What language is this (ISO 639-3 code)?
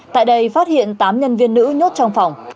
vie